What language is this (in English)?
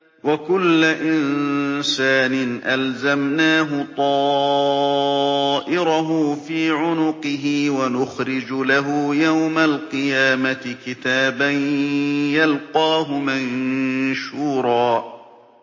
Arabic